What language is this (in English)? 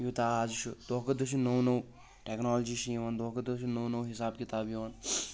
Kashmiri